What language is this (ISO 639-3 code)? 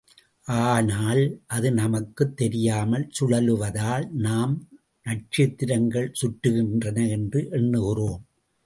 tam